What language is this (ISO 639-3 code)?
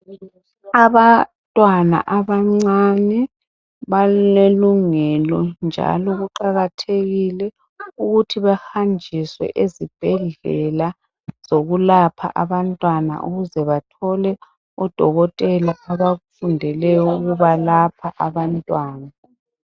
nde